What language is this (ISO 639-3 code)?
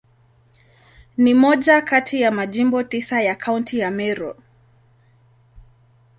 swa